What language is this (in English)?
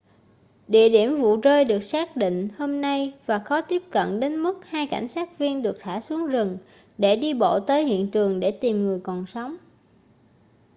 Vietnamese